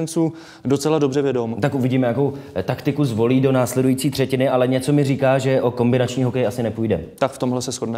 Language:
Czech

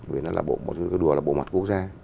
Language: Vietnamese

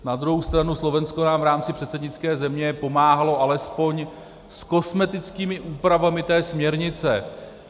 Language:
Czech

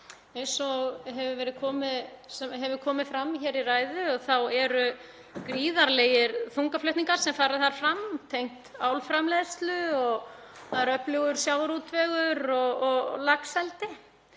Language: Icelandic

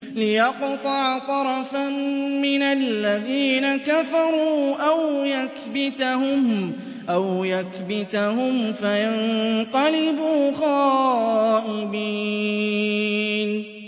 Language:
Arabic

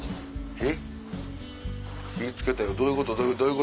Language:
Japanese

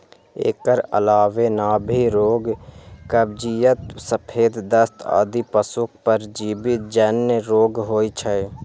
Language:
Maithili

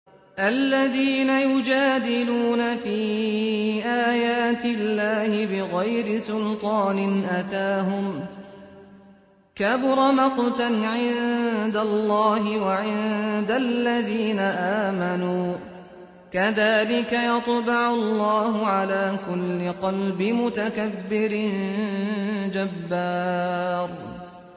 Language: Arabic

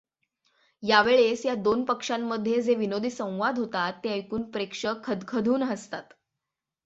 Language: Marathi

